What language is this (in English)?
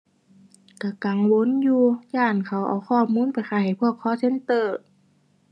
Thai